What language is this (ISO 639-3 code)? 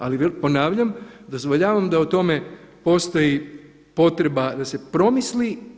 hrv